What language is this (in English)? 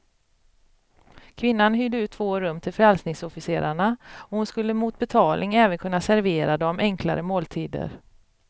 Swedish